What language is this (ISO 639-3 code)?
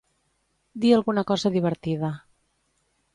cat